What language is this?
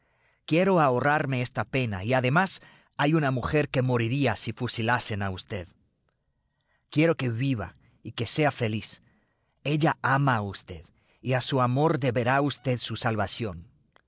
Spanish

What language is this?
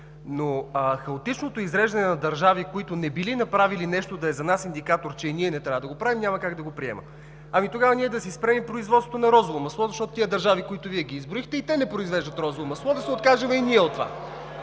Bulgarian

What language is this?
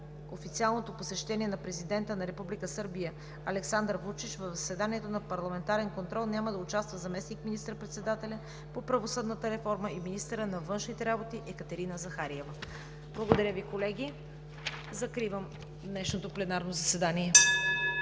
Bulgarian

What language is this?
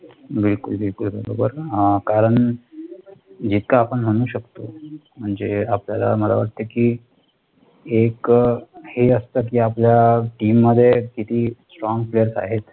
Marathi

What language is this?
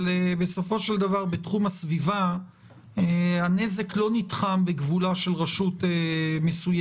Hebrew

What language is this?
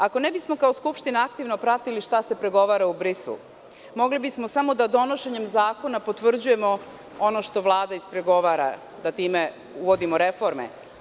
Serbian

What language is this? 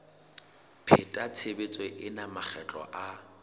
Southern Sotho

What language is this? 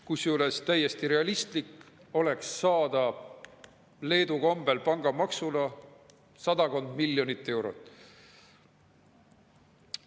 Estonian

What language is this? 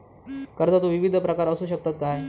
Marathi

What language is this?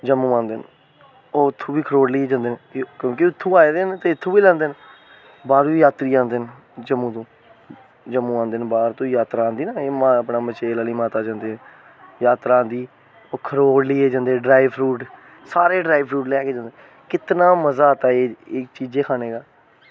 Dogri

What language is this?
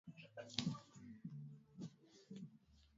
Swahili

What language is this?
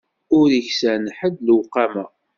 Kabyle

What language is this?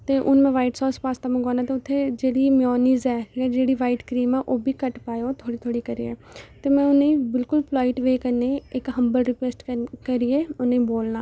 Dogri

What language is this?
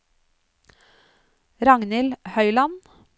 Norwegian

